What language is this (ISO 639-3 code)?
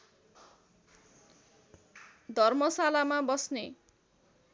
nep